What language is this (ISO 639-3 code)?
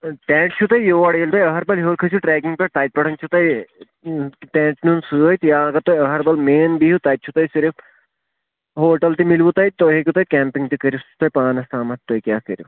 kas